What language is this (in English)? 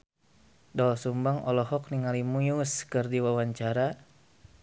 Sundanese